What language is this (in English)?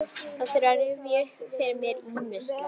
Icelandic